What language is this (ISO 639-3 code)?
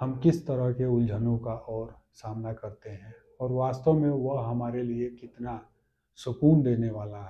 hin